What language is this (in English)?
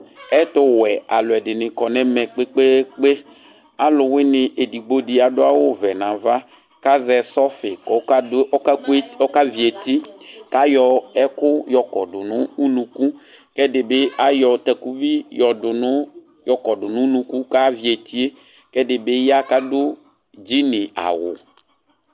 Ikposo